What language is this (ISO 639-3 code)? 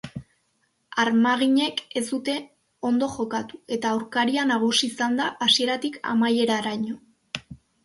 eus